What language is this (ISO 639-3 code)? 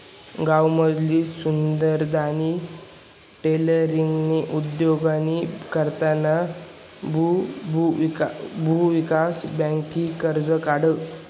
mar